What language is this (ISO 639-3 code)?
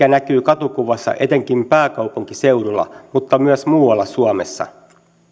fin